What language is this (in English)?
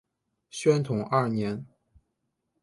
Chinese